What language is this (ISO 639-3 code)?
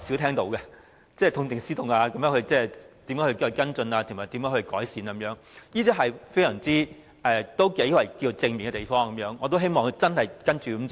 yue